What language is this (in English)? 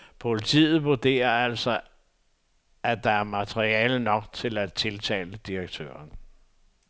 Danish